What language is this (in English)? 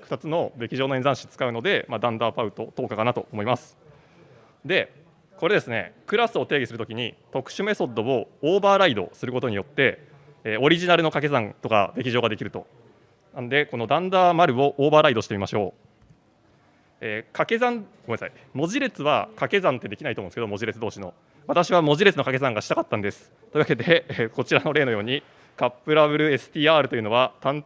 Japanese